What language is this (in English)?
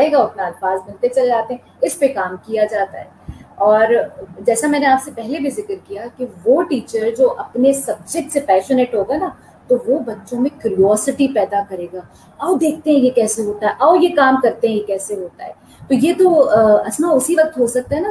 Urdu